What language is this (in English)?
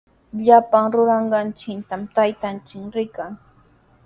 Sihuas Ancash Quechua